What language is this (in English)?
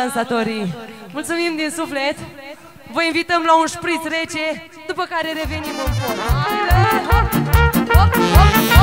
Romanian